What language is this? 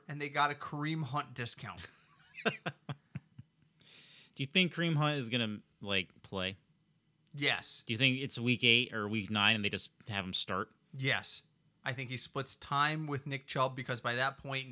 English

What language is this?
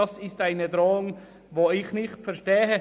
Swiss German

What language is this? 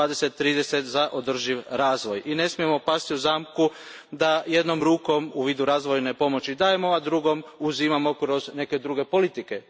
Croatian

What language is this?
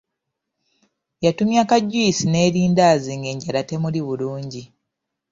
Ganda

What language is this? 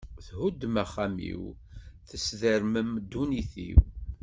Kabyle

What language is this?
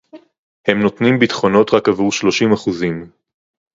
Hebrew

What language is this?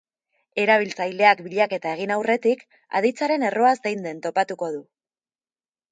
Basque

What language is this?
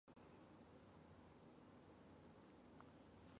Chinese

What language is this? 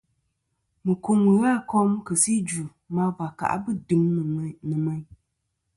Kom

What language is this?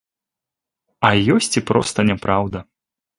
Belarusian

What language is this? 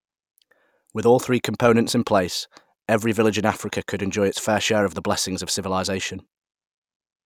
English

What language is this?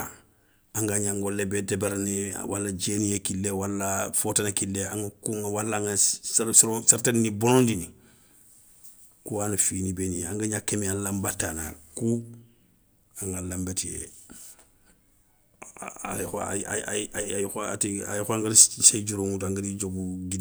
Soninke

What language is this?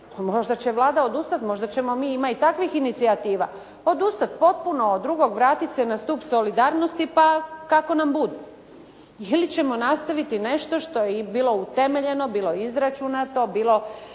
Croatian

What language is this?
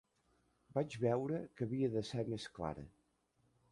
Catalan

